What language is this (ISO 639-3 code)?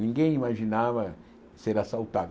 por